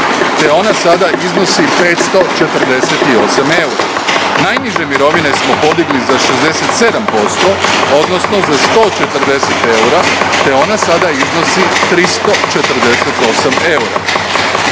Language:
Croatian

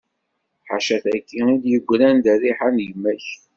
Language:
Kabyle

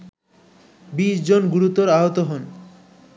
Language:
Bangla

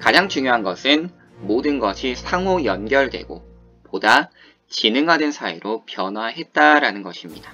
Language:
Korean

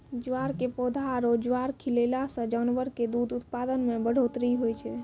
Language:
Maithili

